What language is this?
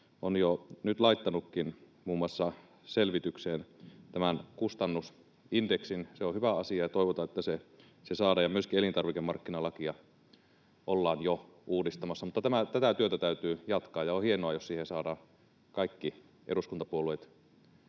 Finnish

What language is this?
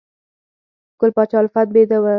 Pashto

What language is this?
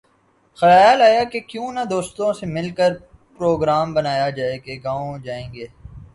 Urdu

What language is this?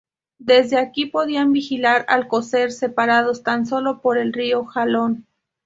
Spanish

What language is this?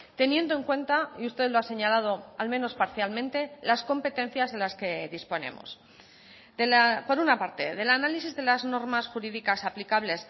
Spanish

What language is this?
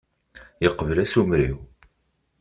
Kabyle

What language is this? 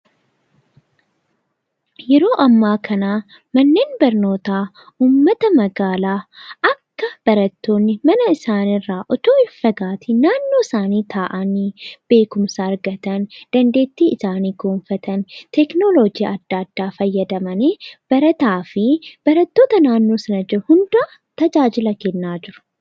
Oromo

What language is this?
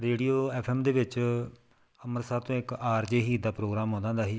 Punjabi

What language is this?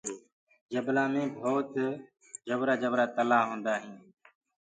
Gurgula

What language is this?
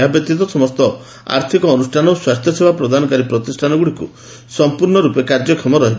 Odia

